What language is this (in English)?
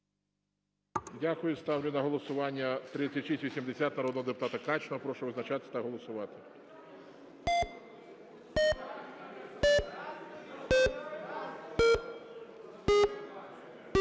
Ukrainian